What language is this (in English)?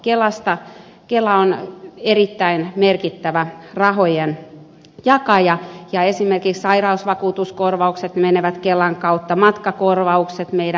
Finnish